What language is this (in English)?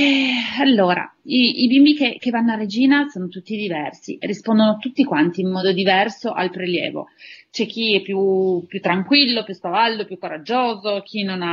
Italian